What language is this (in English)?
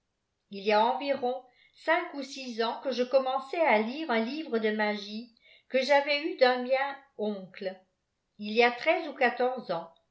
French